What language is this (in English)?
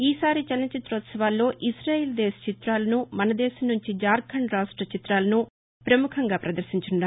Telugu